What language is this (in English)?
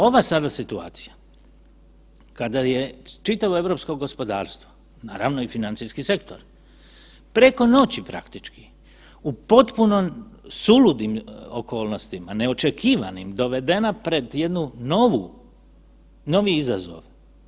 Croatian